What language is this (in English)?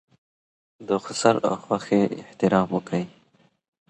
Pashto